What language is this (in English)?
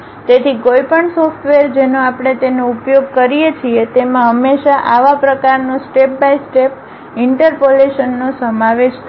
Gujarati